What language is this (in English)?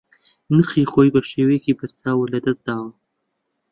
Central Kurdish